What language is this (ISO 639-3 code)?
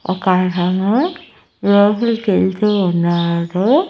tel